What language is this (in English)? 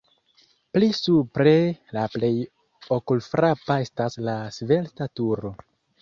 Esperanto